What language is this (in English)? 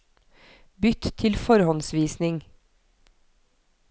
Norwegian